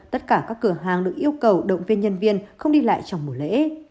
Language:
Vietnamese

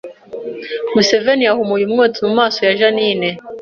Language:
Kinyarwanda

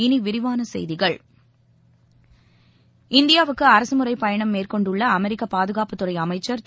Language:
Tamil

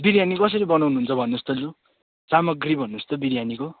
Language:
Nepali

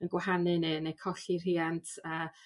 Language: Welsh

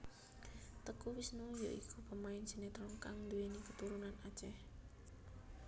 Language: Javanese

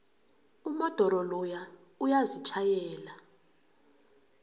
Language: South Ndebele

